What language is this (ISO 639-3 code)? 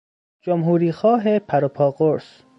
fas